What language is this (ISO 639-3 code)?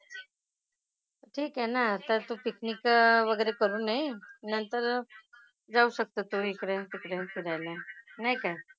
mar